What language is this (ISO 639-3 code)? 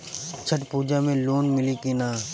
bho